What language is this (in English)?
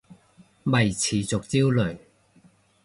Cantonese